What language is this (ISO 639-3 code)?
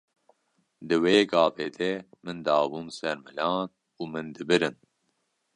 kur